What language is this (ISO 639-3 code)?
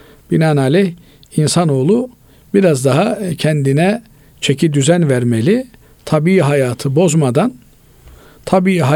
tur